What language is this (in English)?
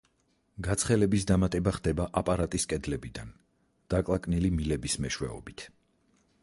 Georgian